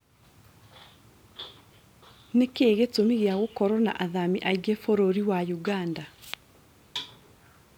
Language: Kikuyu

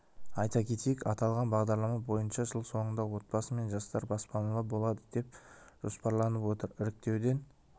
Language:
Kazakh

